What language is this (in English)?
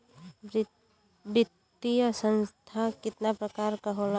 Bhojpuri